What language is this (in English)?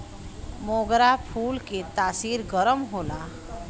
Bhojpuri